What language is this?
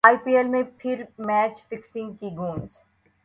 Urdu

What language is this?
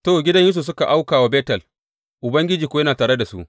Hausa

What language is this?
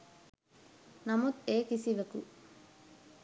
Sinhala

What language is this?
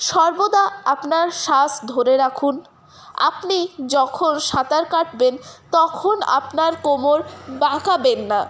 Bangla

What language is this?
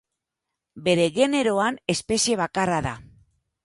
Basque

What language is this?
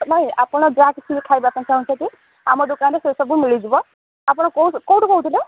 Odia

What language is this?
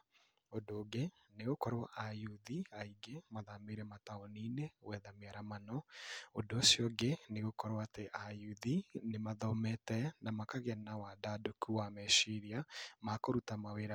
Kikuyu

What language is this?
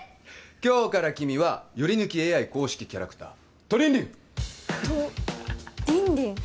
Japanese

